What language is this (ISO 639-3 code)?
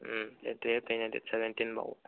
mni